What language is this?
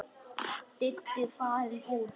Icelandic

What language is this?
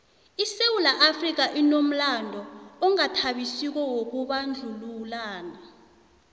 South Ndebele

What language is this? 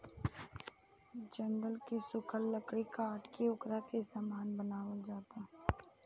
Bhojpuri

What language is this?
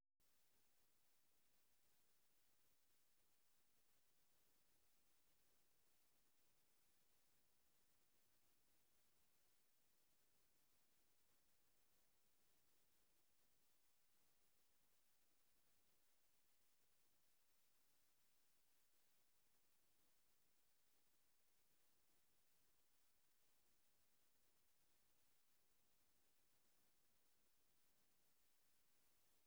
Masai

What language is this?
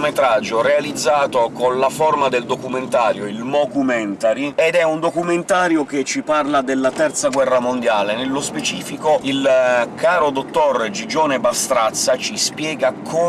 Italian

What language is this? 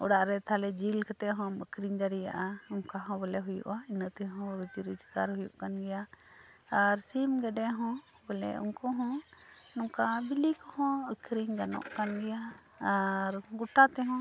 Santali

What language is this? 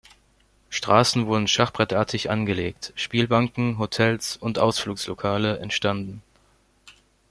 German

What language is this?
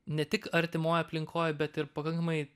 Lithuanian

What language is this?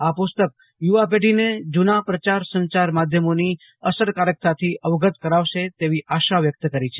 Gujarati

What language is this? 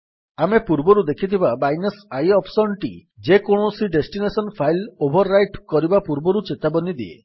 Odia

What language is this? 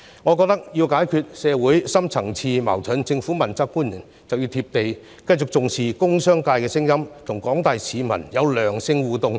Cantonese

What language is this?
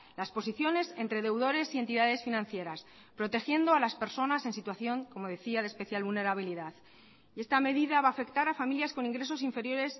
Spanish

